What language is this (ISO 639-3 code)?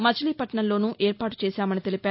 tel